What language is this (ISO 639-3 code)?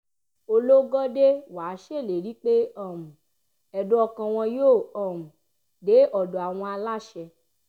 yor